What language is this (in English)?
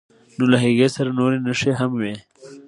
Pashto